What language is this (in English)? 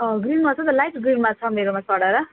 Nepali